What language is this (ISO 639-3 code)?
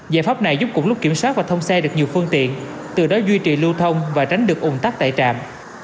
vie